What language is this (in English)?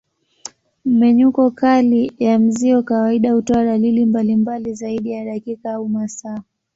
Swahili